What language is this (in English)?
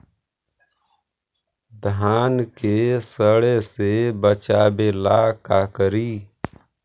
Magahi